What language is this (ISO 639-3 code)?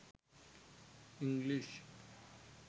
sin